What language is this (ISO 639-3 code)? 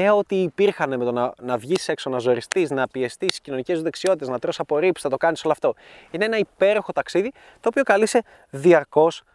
ell